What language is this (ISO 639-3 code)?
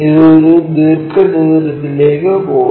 mal